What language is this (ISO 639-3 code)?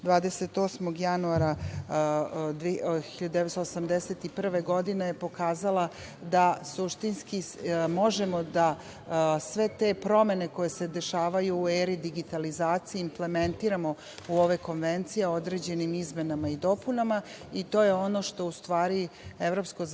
srp